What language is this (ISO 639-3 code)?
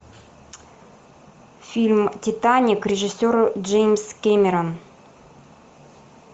rus